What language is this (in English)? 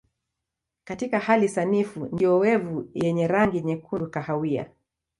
Swahili